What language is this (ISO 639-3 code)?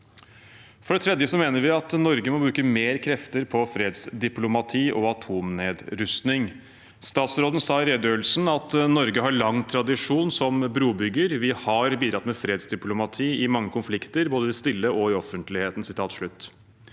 nor